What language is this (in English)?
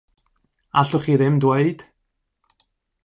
Welsh